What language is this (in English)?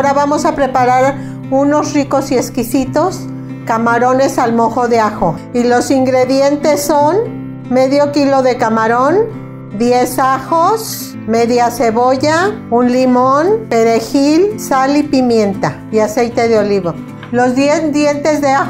Spanish